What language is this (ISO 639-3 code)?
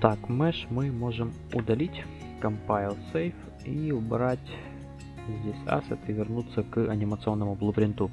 rus